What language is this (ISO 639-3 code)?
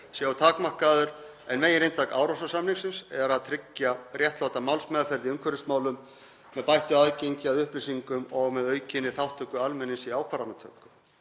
isl